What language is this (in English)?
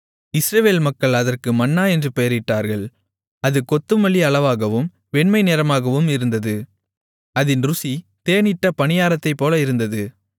Tamil